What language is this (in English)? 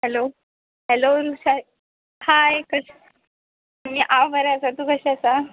Konkani